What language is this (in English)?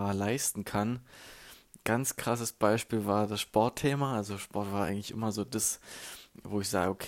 German